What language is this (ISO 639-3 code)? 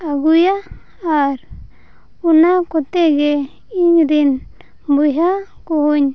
sat